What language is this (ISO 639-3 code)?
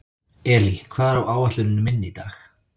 isl